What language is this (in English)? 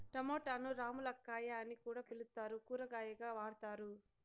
Telugu